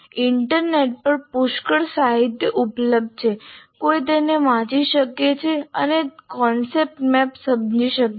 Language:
Gujarati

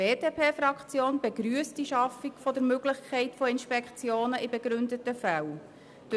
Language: Swiss German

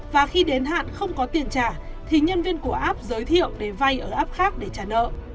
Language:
Vietnamese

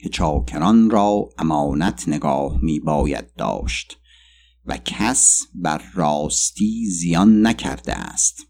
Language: Persian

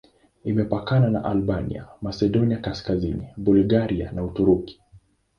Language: Swahili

